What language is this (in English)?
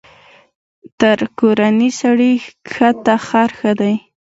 Pashto